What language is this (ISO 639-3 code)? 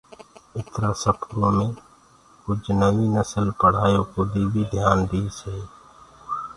ggg